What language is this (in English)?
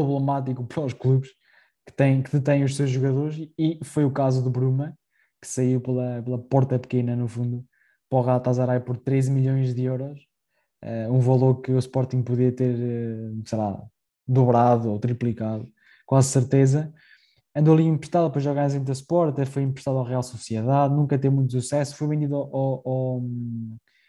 Portuguese